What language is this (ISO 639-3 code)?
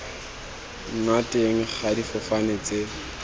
tsn